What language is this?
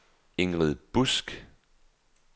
Danish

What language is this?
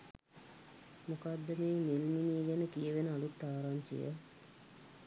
Sinhala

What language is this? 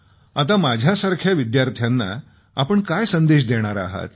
Marathi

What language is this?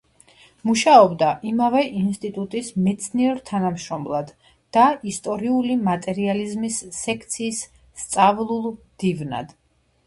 Georgian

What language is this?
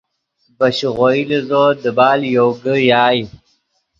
Yidgha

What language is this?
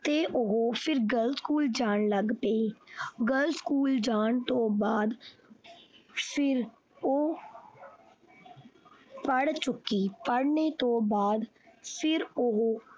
Punjabi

